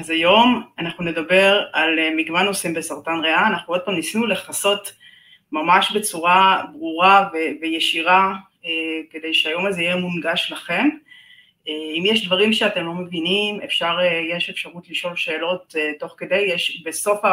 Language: Hebrew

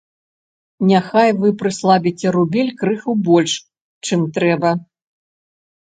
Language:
Belarusian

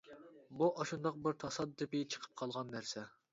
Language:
Uyghur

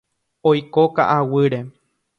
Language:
Guarani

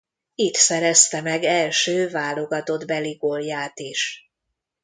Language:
Hungarian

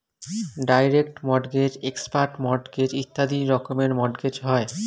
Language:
Bangla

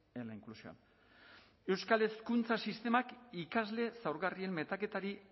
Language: Basque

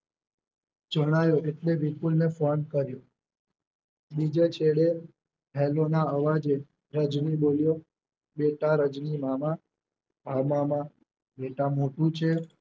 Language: Gujarati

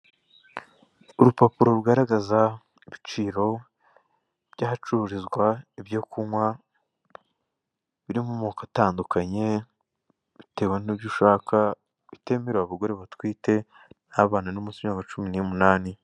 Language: Kinyarwanda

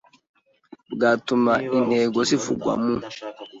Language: Kinyarwanda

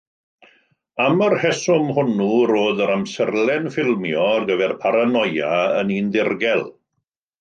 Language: Welsh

